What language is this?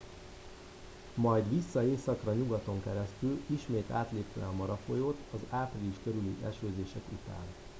Hungarian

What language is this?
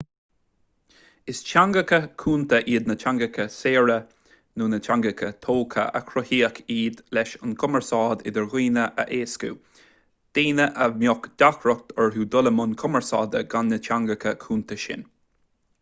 Irish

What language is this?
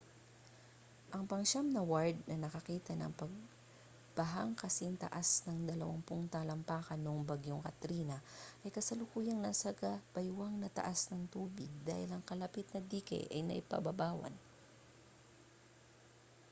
Filipino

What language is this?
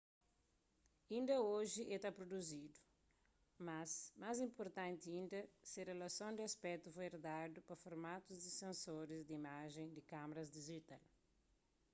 Kabuverdianu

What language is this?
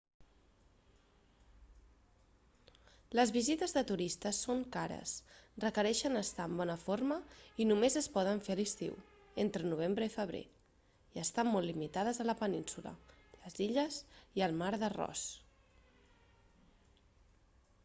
Catalan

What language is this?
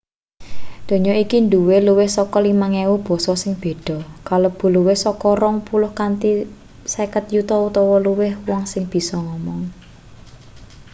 Javanese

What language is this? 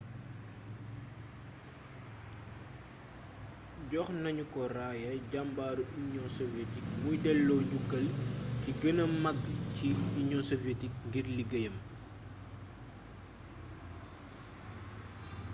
Wolof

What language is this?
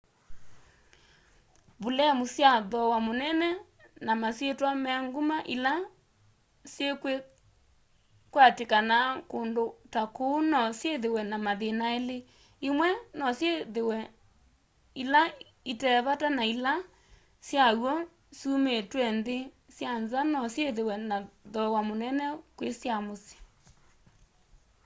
Kamba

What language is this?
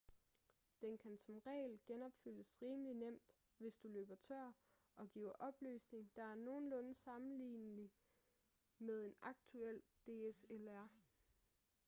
Danish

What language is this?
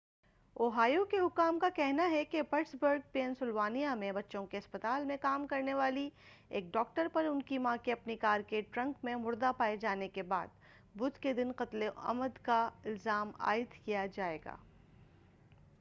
Urdu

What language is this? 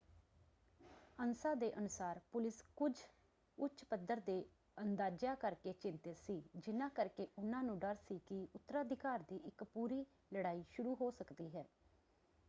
Punjabi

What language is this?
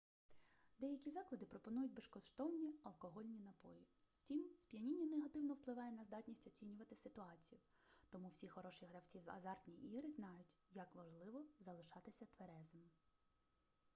Ukrainian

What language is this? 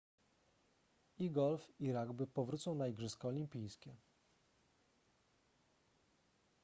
Polish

